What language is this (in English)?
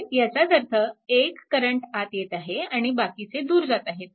Marathi